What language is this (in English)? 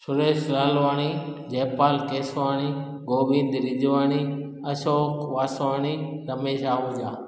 Sindhi